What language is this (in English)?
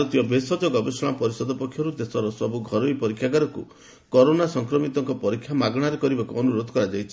Odia